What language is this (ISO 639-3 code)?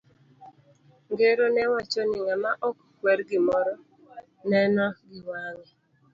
luo